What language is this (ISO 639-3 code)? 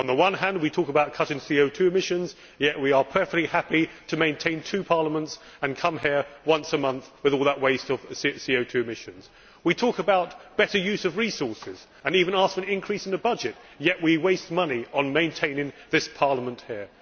eng